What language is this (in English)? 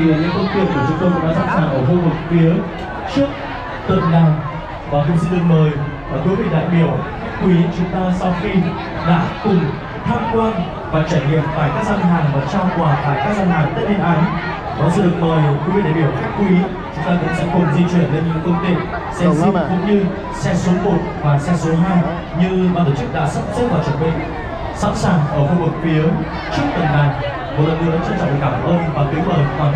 Vietnamese